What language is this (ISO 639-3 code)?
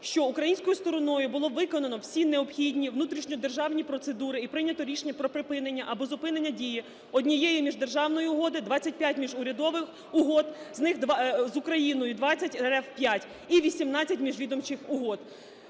ukr